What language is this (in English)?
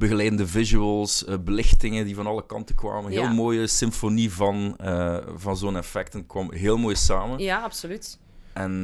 Dutch